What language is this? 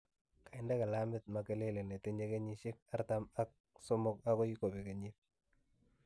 Kalenjin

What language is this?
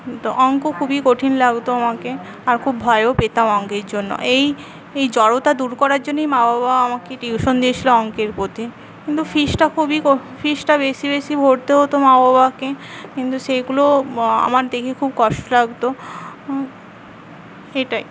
Bangla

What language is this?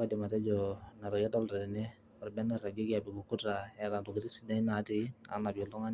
Masai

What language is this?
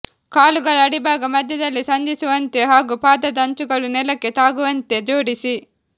Kannada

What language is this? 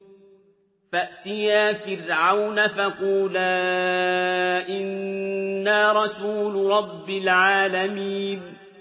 Arabic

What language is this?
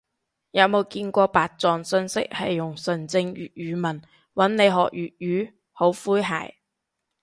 Cantonese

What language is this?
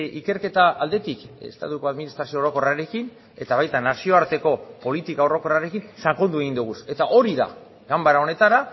Basque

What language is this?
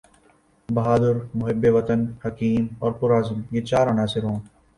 Urdu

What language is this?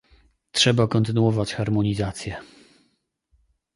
Polish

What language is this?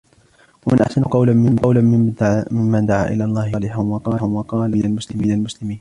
Arabic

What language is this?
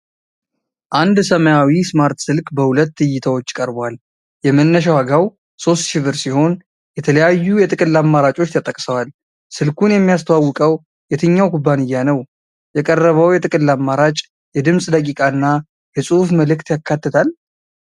Amharic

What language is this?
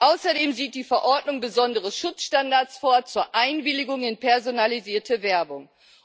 German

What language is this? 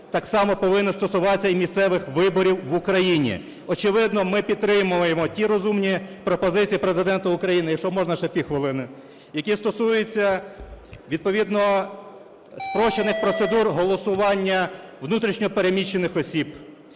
Ukrainian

